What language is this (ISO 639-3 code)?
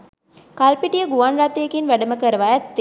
sin